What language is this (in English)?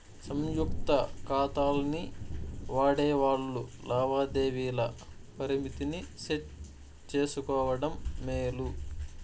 Telugu